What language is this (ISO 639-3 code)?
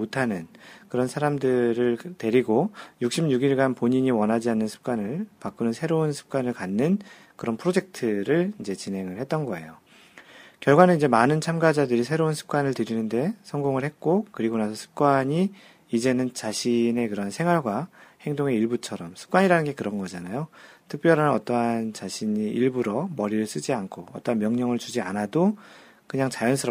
kor